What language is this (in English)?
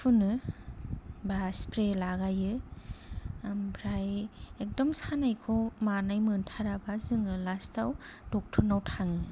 Bodo